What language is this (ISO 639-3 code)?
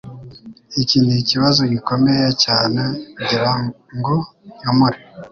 kin